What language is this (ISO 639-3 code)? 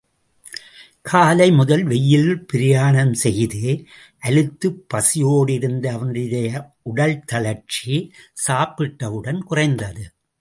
tam